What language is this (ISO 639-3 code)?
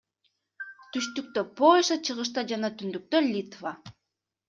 kir